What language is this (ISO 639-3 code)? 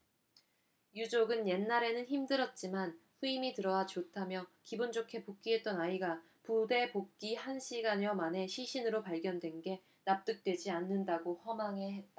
kor